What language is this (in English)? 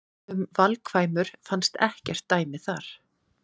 Icelandic